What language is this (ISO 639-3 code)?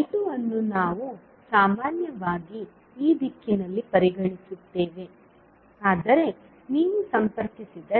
kan